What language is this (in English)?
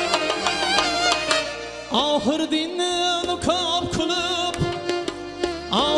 Turkish